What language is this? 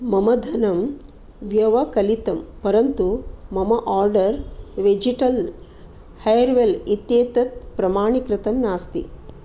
Sanskrit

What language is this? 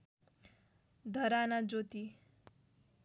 Nepali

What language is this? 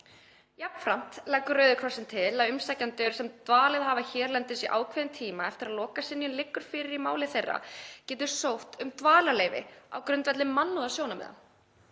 Icelandic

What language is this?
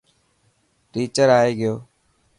Dhatki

